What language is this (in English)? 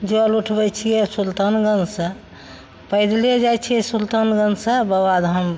Maithili